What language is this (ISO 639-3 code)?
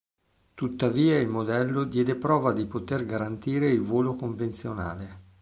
ita